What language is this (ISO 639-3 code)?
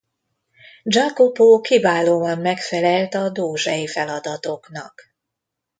hun